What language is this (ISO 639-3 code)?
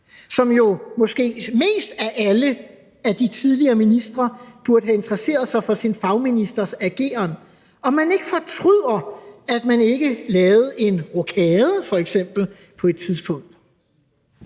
dan